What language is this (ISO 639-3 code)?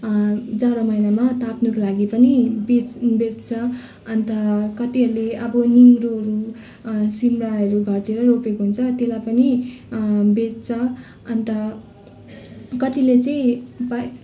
nep